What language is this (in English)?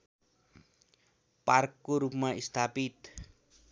Nepali